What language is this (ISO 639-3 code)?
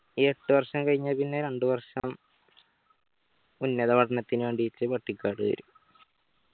mal